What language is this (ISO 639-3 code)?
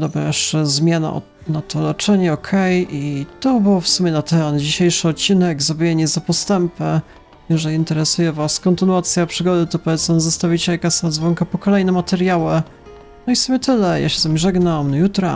pol